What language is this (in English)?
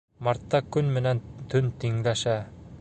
Bashkir